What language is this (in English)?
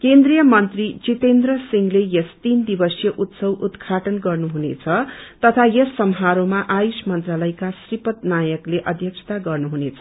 Nepali